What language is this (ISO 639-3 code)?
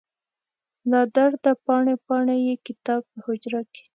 pus